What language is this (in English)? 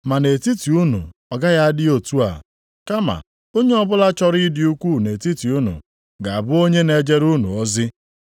Igbo